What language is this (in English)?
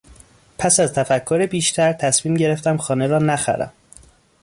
Persian